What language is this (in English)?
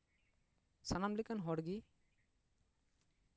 Santali